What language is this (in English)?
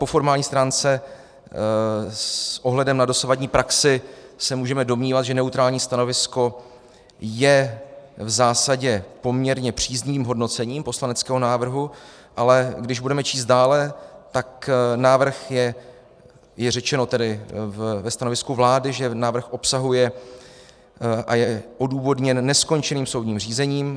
Czech